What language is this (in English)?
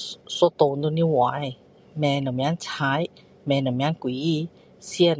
Min Dong Chinese